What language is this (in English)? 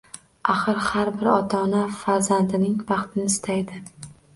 Uzbek